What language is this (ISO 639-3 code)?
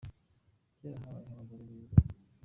kin